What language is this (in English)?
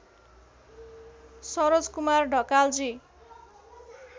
Nepali